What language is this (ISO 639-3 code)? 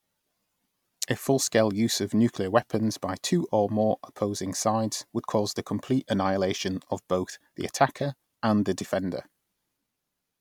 eng